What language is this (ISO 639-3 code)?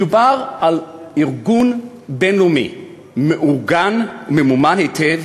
heb